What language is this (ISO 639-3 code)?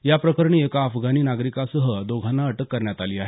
mar